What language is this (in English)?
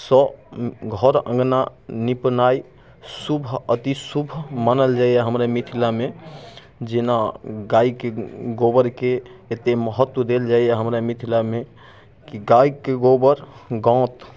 Maithili